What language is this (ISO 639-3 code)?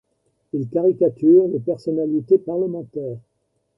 fra